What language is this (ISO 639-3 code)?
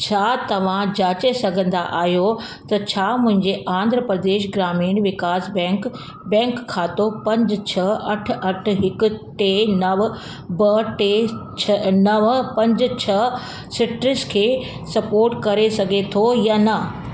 snd